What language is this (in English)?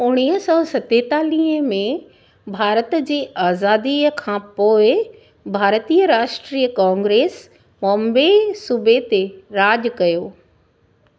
Sindhi